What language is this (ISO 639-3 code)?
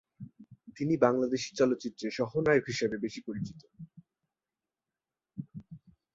ben